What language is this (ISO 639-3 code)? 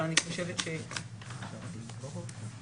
heb